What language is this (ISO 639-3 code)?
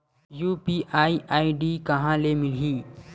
hne